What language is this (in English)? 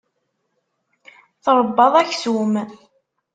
Kabyle